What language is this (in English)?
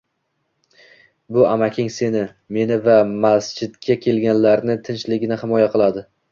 Uzbek